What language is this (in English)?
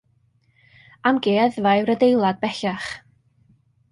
Welsh